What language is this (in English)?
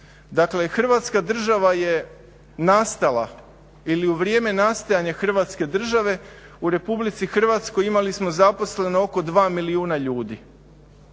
Croatian